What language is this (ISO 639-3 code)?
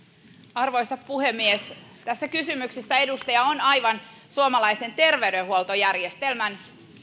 fin